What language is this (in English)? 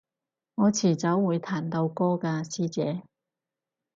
Cantonese